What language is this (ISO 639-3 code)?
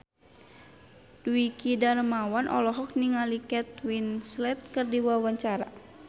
sun